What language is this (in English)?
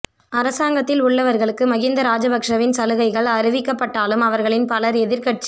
Tamil